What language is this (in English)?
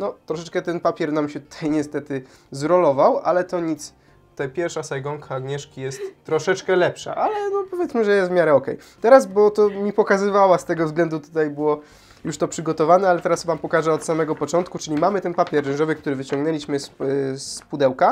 Polish